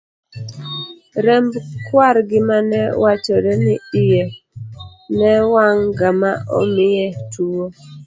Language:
Luo (Kenya and Tanzania)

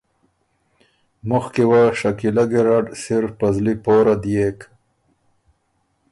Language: Ormuri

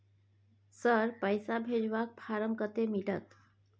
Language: Maithili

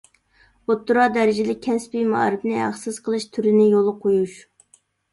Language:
Uyghur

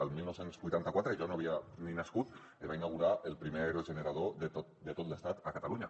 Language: Catalan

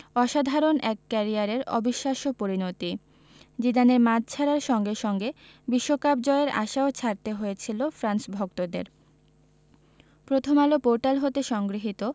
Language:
Bangla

